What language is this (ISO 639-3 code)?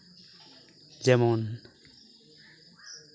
sat